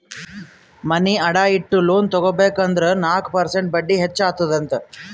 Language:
Kannada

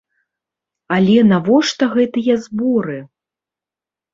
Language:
Belarusian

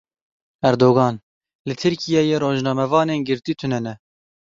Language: Kurdish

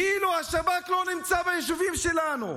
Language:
Hebrew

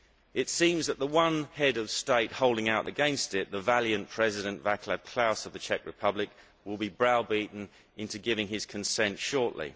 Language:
English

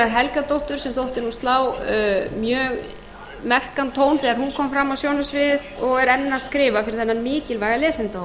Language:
Icelandic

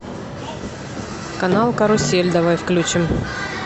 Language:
Russian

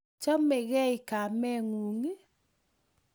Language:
Kalenjin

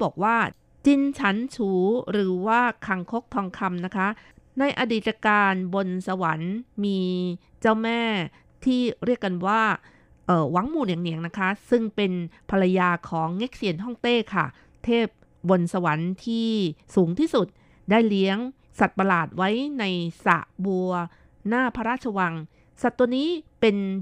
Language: Thai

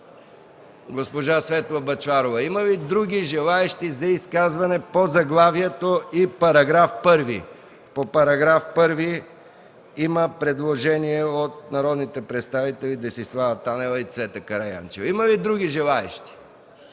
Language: Bulgarian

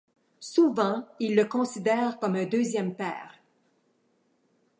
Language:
French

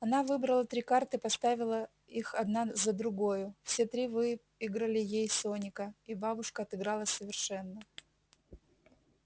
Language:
Russian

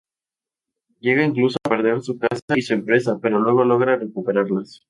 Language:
Spanish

